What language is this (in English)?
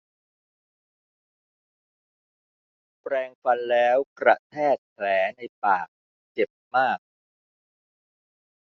Thai